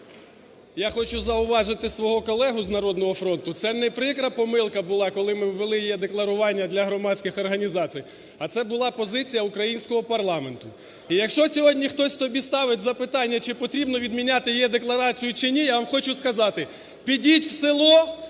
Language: Ukrainian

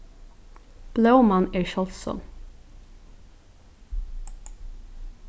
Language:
Faroese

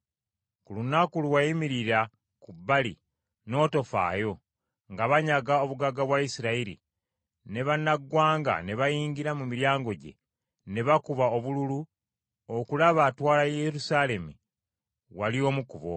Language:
Ganda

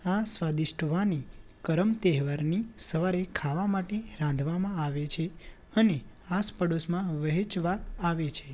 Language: Gujarati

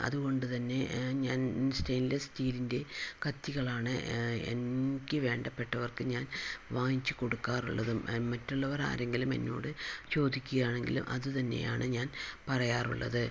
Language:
Malayalam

